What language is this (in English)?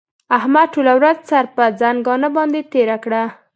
Pashto